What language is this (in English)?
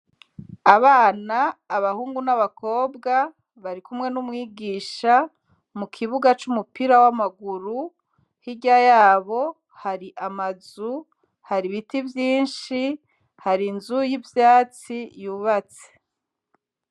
Rundi